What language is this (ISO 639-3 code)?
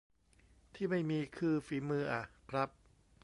tha